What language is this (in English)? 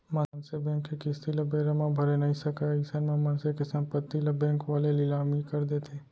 Chhattisgarhi